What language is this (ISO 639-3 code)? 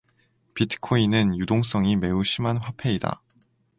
kor